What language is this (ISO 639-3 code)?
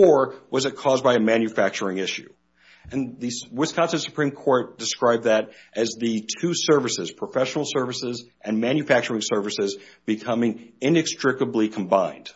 eng